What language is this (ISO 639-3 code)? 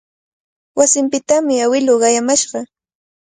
qvl